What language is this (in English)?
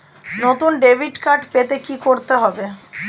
Bangla